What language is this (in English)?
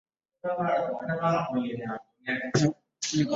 Swahili